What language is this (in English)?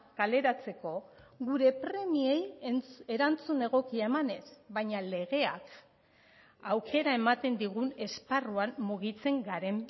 Basque